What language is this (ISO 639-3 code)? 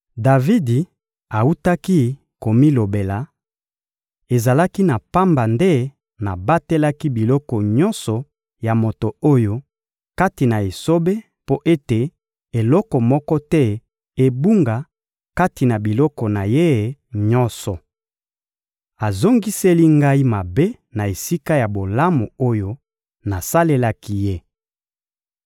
lin